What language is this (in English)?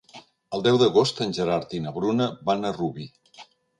Catalan